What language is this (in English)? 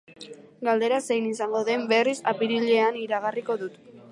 Basque